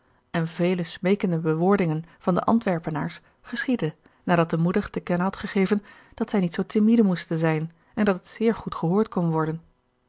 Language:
Dutch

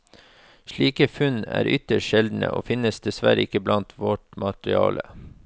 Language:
Norwegian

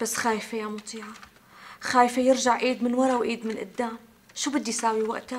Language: Arabic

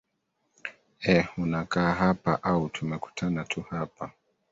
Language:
Swahili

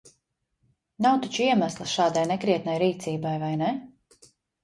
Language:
Latvian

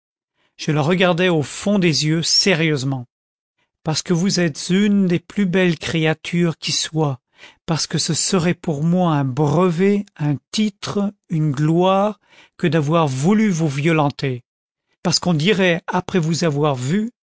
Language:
French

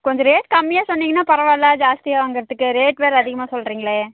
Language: Tamil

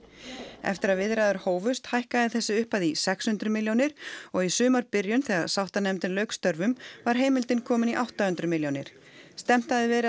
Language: Icelandic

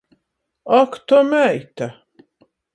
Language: Latgalian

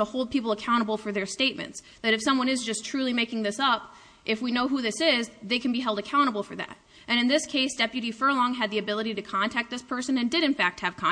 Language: English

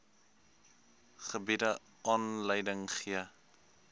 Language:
Afrikaans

